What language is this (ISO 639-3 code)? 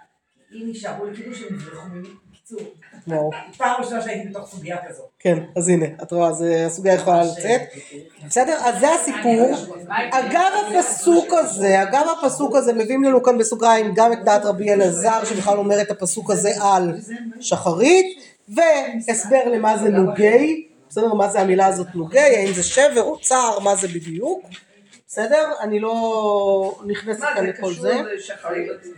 heb